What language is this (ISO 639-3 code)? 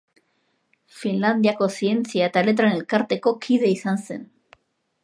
eus